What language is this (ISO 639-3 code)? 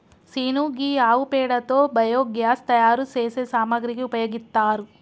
tel